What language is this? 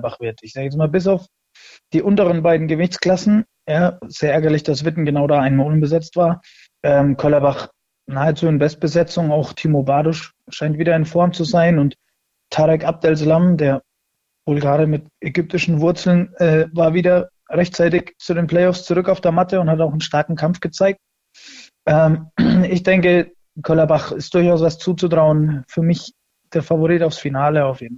German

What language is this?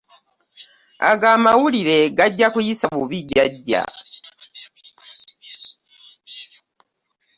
Ganda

